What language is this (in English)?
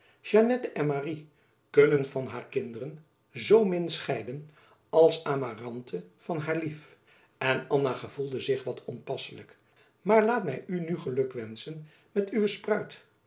Dutch